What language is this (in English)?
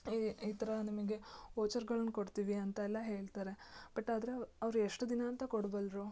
Kannada